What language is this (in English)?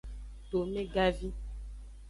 Aja (Benin)